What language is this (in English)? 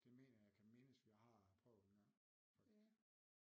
Danish